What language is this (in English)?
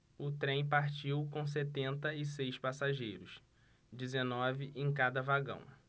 Portuguese